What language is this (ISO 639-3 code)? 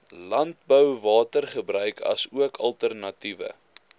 afr